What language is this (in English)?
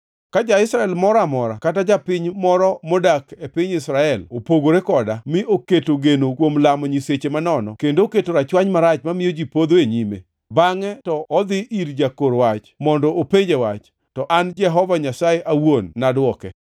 Luo (Kenya and Tanzania)